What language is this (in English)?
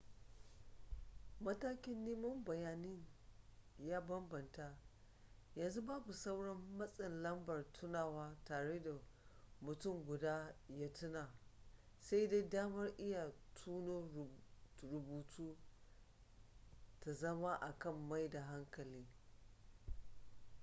Hausa